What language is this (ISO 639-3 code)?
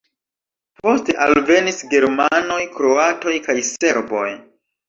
epo